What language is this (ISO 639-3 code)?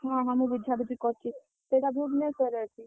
ori